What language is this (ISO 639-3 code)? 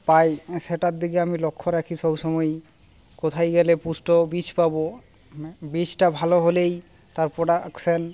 ben